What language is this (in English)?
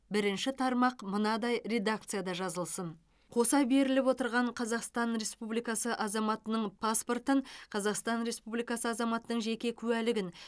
Kazakh